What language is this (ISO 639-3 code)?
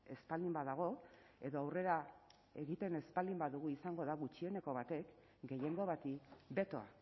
eus